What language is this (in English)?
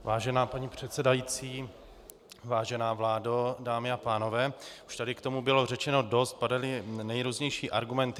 Czech